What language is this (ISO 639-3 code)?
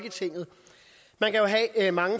dan